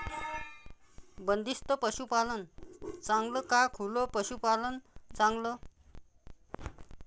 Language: Marathi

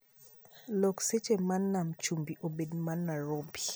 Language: Luo (Kenya and Tanzania)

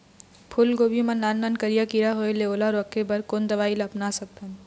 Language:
Chhattisgarhi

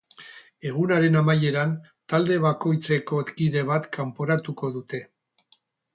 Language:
Basque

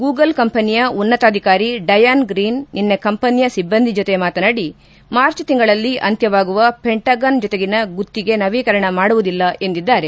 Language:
Kannada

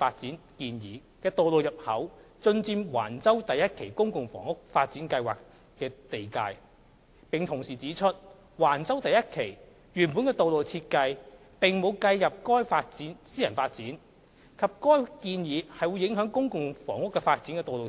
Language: Cantonese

